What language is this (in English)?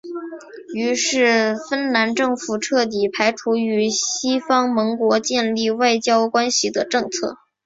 Chinese